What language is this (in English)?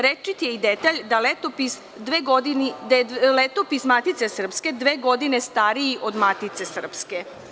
Serbian